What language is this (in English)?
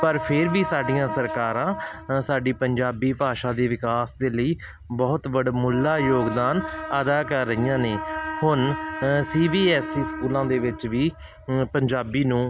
Punjabi